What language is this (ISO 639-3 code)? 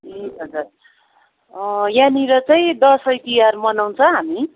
nep